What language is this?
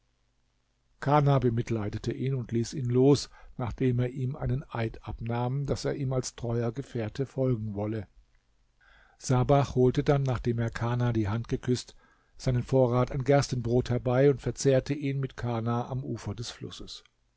German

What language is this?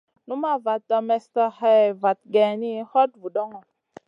Masana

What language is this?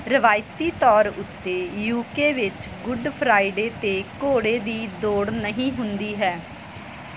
Punjabi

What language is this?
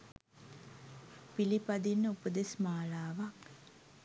Sinhala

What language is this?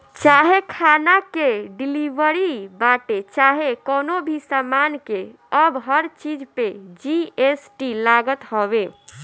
Bhojpuri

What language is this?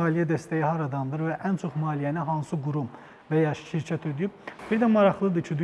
Turkish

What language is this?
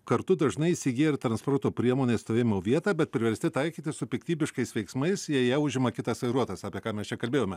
Lithuanian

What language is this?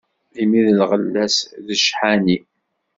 Kabyle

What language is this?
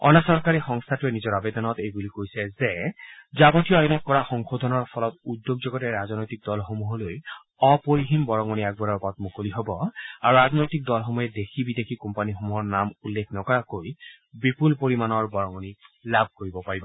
Assamese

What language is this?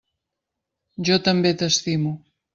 Catalan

